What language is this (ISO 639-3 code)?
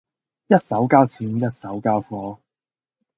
yue